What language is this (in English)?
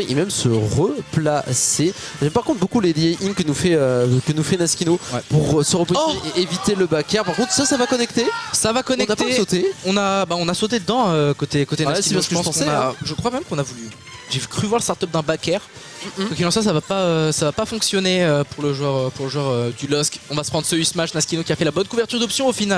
French